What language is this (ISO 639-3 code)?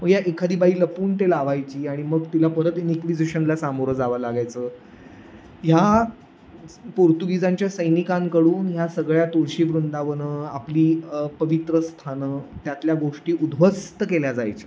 mar